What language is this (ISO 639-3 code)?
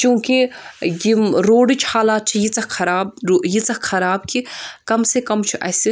kas